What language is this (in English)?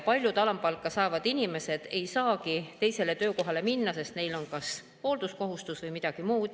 Estonian